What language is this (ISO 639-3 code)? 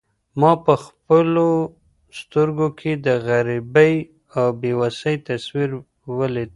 pus